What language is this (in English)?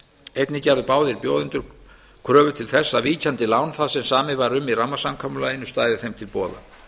Icelandic